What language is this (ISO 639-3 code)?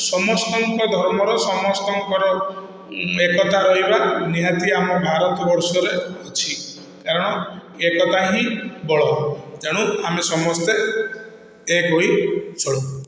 ori